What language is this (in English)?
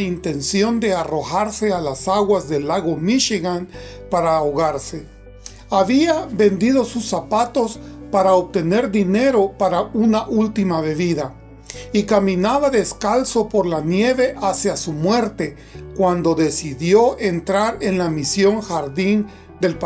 Spanish